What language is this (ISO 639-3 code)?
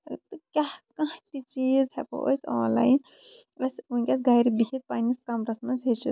kas